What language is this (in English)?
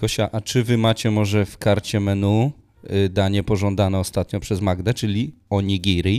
Polish